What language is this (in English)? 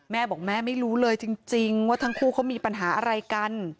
Thai